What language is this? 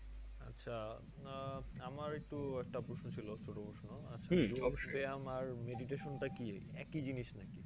Bangla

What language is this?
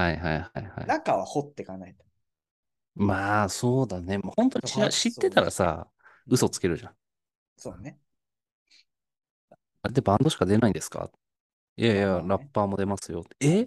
Japanese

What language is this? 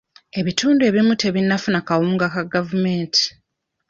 Ganda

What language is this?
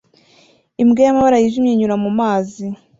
Kinyarwanda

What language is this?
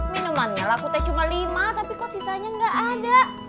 Indonesian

